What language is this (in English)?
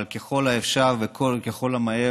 Hebrew